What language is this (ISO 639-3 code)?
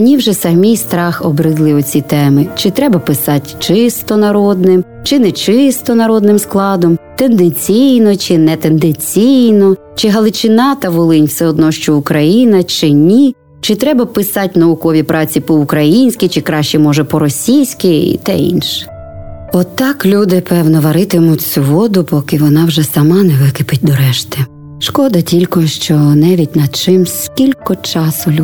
ukr